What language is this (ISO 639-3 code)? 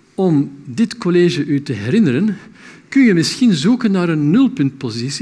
nld